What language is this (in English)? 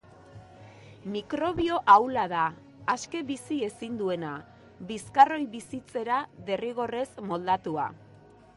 Basque